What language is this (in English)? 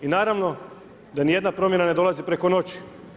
Croatian